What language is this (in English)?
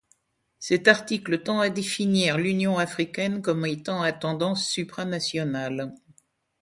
French